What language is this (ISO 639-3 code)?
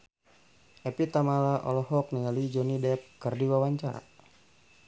sun